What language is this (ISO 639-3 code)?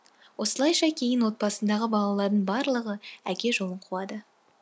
kaz